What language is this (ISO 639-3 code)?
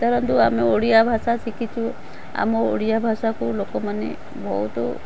ori